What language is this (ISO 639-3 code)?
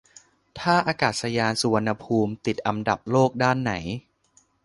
tha